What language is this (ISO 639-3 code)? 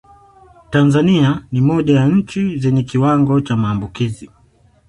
swa